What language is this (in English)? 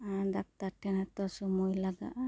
Santali